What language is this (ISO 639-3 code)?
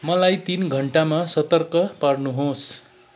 nep